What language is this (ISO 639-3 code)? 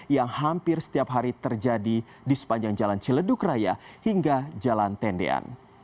ind